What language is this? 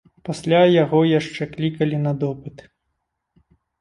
Belarusian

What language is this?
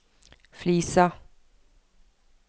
Norwegian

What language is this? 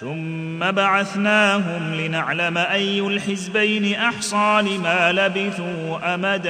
Arabic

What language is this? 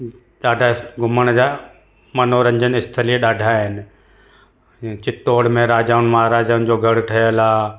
Sindhi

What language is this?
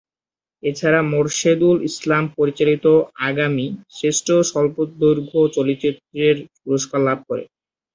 Bangla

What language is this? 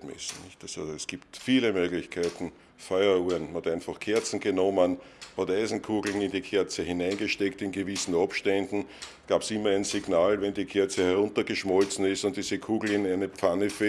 German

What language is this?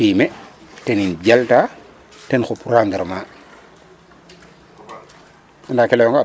Serer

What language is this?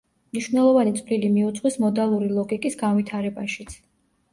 Georgian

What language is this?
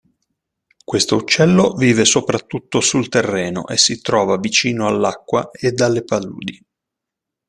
Italian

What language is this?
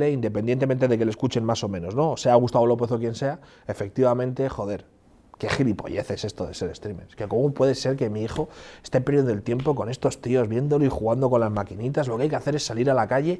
Spanish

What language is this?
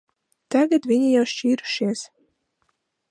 Latvian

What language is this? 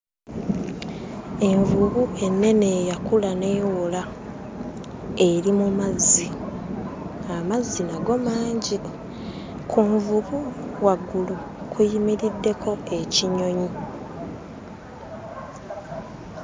Ganda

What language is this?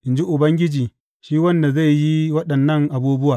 Hausa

